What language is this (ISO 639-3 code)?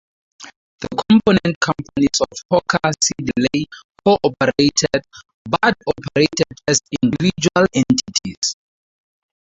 eng